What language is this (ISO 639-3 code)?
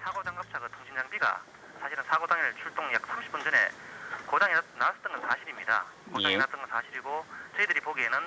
kor